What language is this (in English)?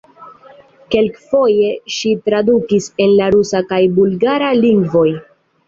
Esperanto